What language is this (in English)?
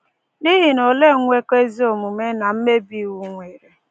Igbo